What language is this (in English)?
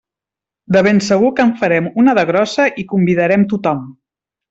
Catalan